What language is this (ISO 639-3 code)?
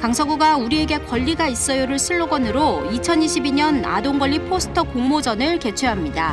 kor